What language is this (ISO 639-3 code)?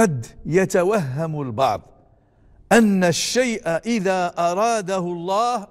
ara